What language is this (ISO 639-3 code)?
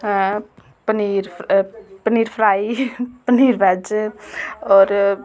doi